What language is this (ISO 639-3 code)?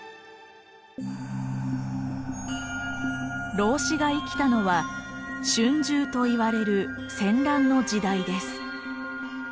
jpn